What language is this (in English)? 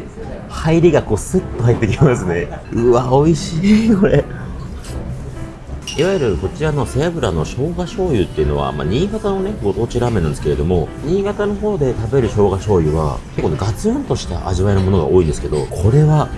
Japanese